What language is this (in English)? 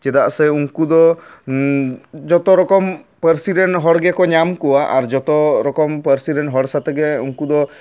Santali